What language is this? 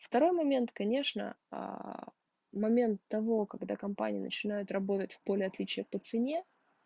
Russian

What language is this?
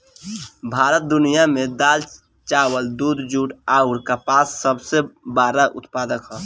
Bhojpuri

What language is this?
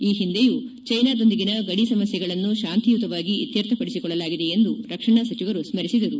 Kannada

